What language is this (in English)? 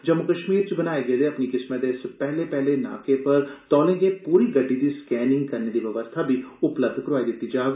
Dogri